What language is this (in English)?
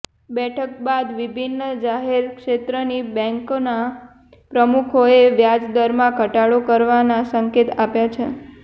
Gujarati